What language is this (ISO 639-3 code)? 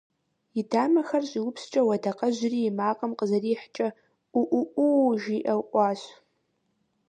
kbd